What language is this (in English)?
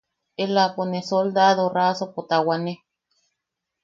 Yaqui